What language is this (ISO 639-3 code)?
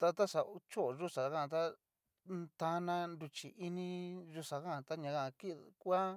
miu